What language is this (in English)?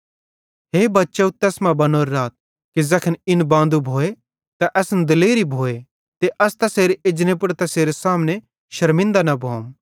Bhadrawahi